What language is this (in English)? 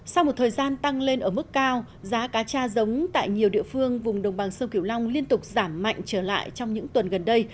Vietnamese